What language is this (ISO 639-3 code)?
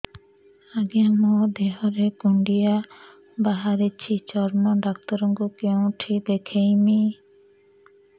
ori